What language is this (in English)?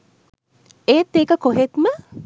Sinhala